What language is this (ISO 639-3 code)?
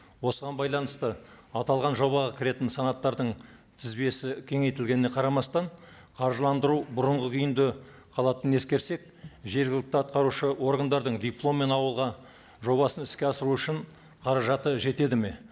kaz